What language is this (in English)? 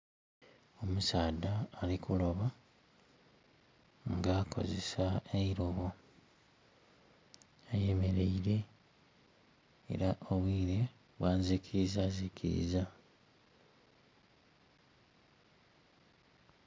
Soga